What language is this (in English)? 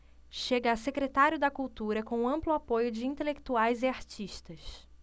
Portuguese